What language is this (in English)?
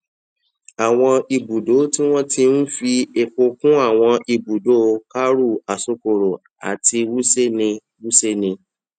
Yoruba